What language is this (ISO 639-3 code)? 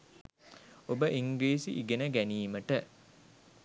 sin